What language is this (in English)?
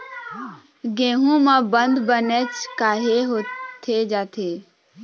Chhattisgarhi